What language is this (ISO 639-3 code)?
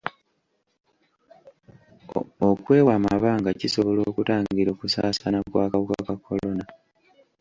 lug